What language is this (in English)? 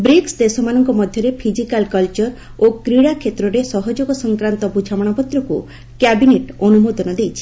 Odia